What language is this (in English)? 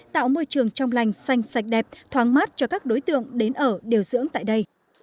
Vietnamese